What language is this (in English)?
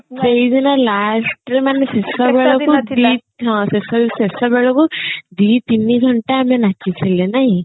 Odia